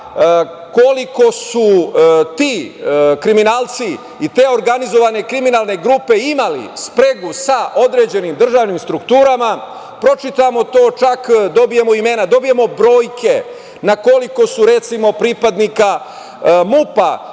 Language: Serbian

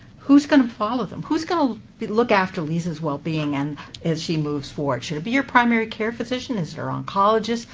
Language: English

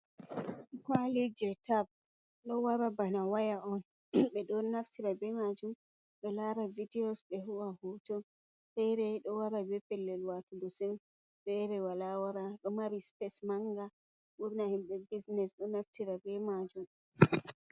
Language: Fula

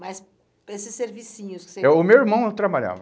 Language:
Portuguese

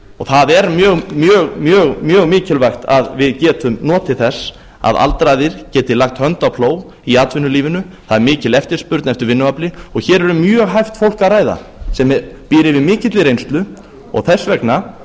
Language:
Icelandic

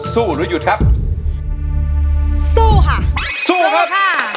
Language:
Thai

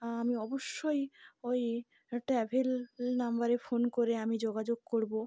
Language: Bangla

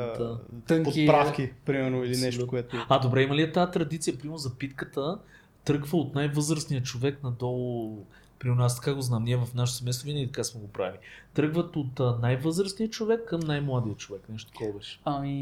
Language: Bulgarian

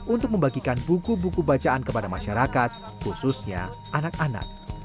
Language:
Indonesian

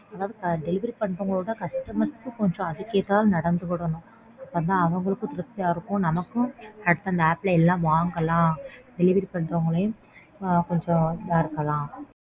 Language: Tamil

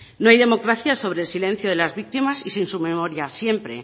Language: Spanish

